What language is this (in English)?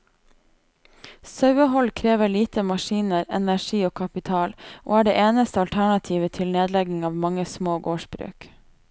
Norwegian